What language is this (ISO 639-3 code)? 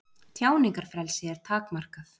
isl